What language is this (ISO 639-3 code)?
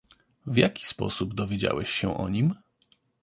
pol